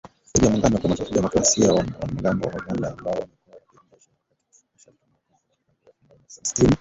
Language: Swahili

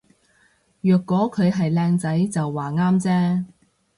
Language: Cantonese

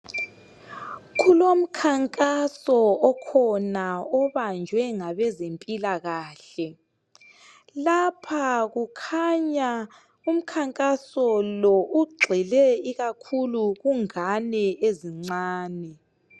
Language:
North Ndebele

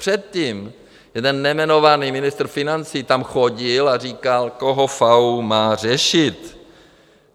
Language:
Czech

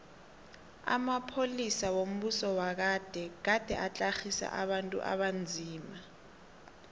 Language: South Ndebele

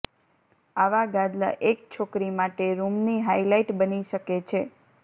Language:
Gujarati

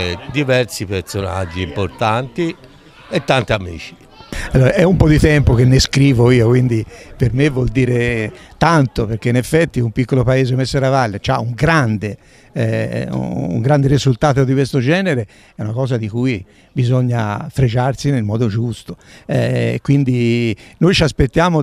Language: Italian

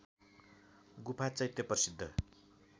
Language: Nepali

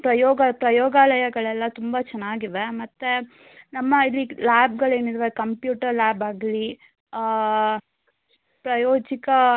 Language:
Kannada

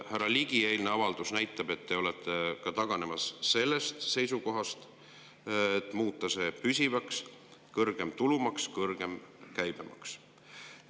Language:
Estonian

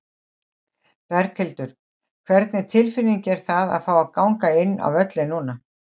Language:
Icelandic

